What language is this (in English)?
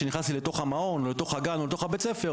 Hebrew